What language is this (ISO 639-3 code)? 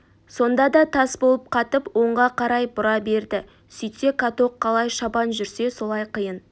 kaz